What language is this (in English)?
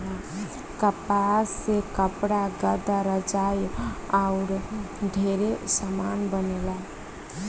Bhojpuri